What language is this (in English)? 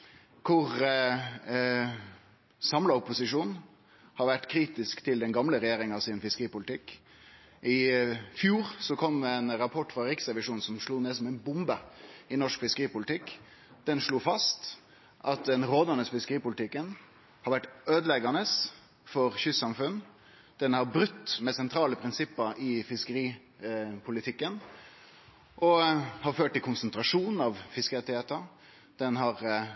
Norwegian Nynorsk